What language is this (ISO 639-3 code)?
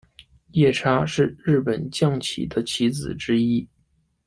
zho